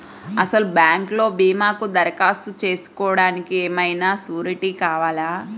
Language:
Telugu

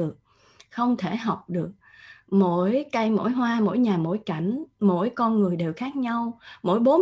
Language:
Vietnamese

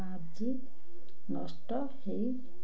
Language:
Odia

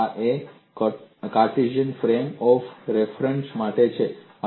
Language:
Gujarati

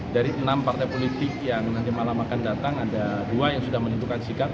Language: Indonesian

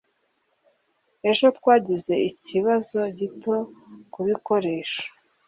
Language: Kinyarwanda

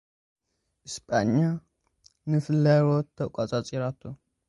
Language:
Tigrinya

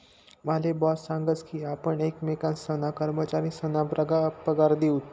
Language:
Marathi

